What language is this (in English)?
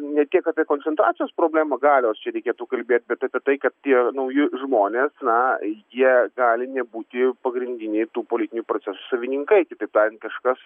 Lithuanian